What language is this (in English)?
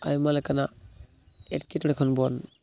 Santali